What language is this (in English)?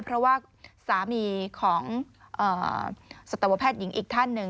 Thai